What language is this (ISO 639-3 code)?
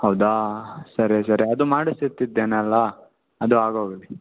kan